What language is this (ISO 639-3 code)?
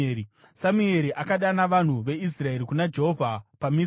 sna